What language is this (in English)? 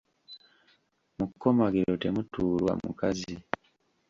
Ganda